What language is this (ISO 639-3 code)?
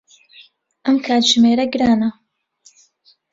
ckb